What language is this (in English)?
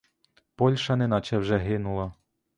Ukrainian